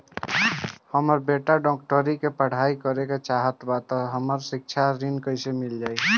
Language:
Bhojpuri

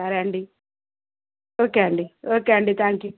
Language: Telugu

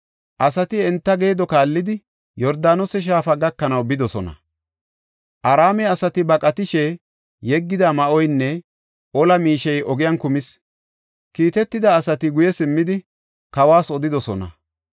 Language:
Gofa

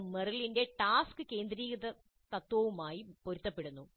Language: Malayalam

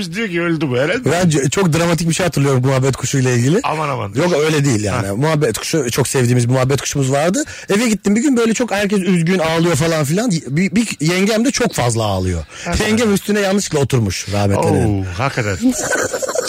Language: Turkish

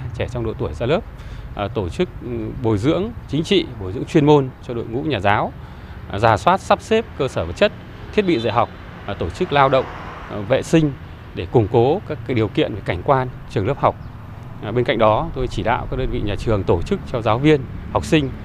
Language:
Vietnamese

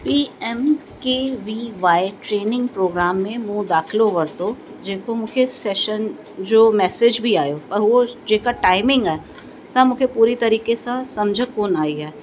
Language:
Sindhi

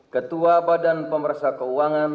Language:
Indonesian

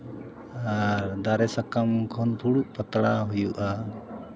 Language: Santali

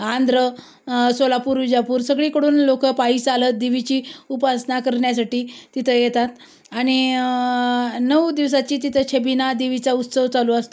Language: Marathi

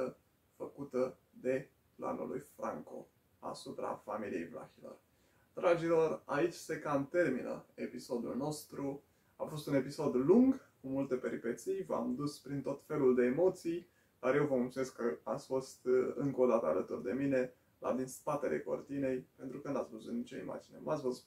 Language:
Romanian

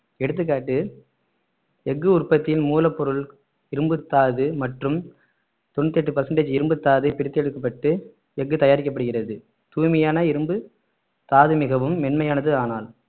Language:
Tamil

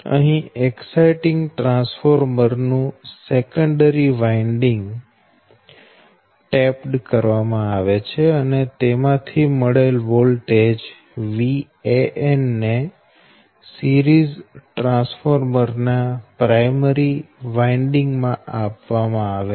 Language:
Gujarati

